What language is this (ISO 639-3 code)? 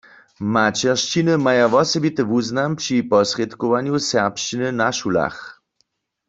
hsb